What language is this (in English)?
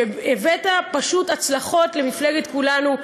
Hebrew